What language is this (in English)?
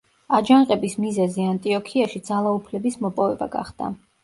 Georgian